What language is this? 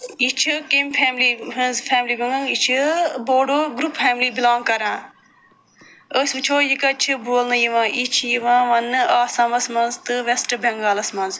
Kashmiri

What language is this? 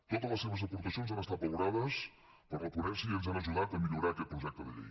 Catalan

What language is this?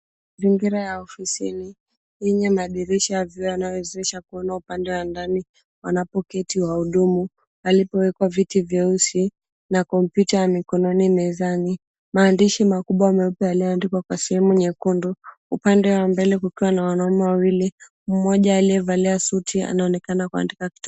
Swahili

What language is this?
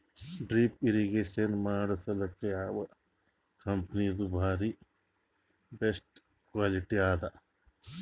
Kannada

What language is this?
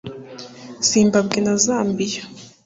Kinyarwanda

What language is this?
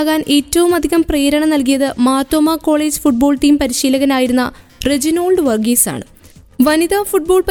Malayalam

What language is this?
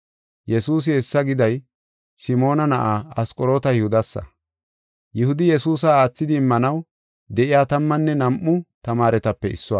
Gofa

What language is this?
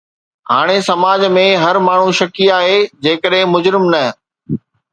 Sindhi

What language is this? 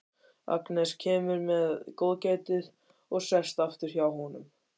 Icelandic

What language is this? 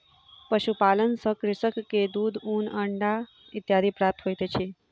Maithili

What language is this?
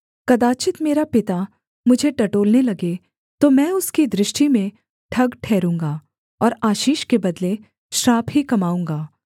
Hindi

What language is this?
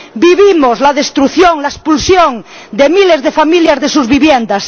Spanish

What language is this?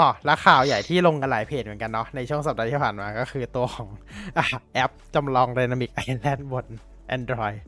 Thai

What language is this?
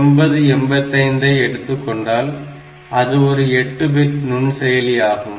Tamil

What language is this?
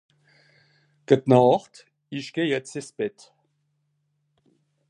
Swiss German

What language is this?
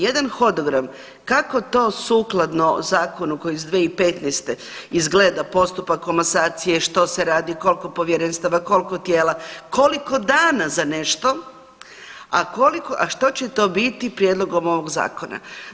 Croatian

